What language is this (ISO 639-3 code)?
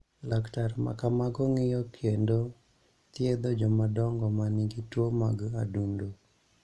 luo